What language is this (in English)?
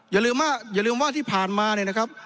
Thai